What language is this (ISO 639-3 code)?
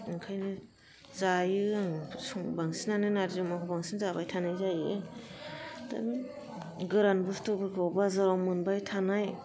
brx